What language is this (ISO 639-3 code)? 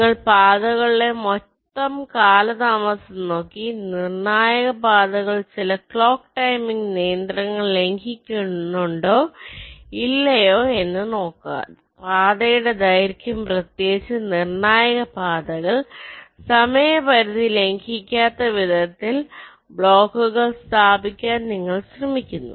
mal